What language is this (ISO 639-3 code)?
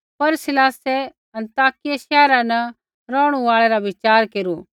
kfx